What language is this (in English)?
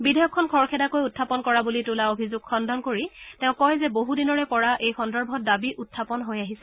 Assamese